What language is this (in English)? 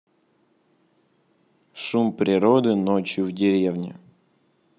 Russian